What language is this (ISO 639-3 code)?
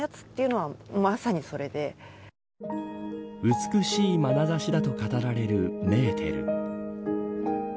jpn